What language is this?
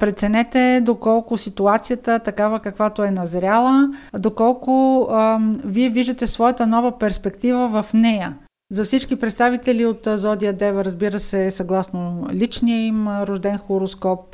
Bulgarian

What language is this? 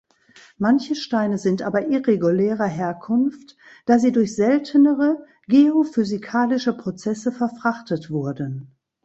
German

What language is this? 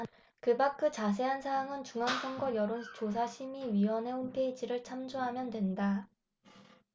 Korean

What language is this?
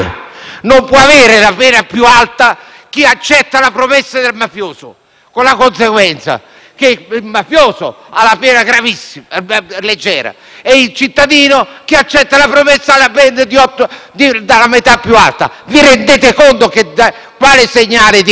Italian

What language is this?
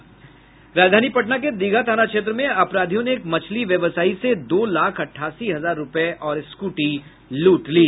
Hindi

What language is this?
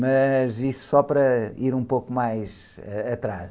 Portuguese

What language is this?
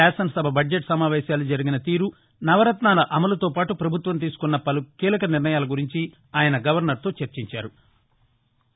Telugu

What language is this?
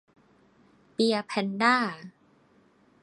Thai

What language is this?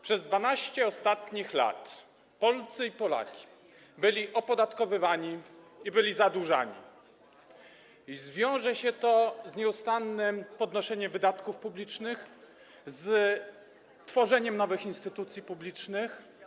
Polish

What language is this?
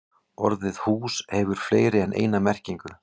Icelandic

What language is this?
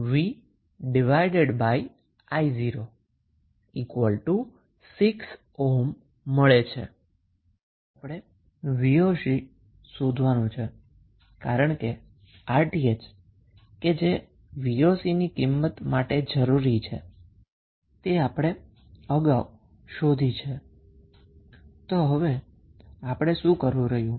Gujarati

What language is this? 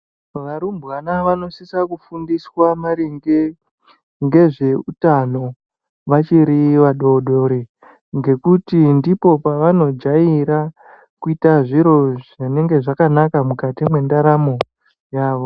Ndau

